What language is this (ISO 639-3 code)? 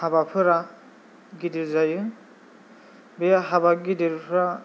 brx